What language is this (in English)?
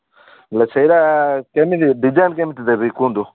Odia